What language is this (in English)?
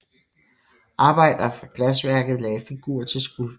Danish